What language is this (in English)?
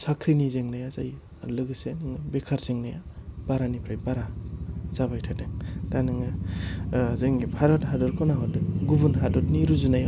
Bodo